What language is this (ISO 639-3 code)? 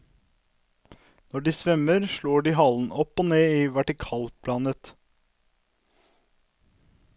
nor